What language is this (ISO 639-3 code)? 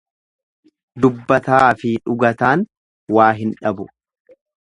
orm